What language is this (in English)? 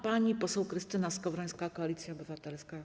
Polish